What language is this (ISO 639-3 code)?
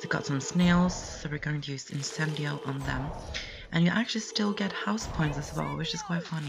eng